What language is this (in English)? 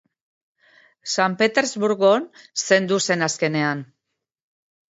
Basque